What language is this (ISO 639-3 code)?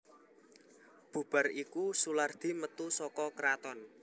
jav